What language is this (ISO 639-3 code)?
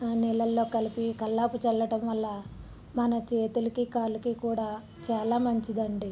tel